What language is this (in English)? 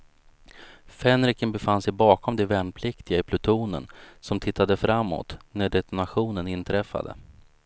Swedish